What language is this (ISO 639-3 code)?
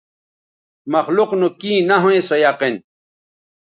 btv